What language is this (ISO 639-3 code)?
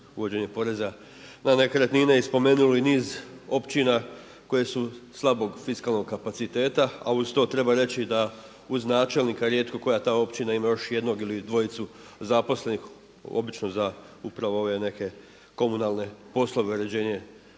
hrv